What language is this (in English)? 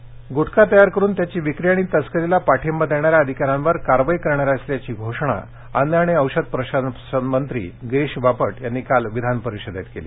Marathi